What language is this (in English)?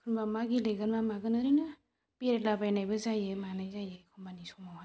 Bodo